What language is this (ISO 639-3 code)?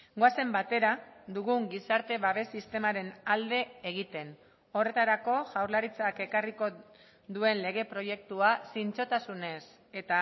eus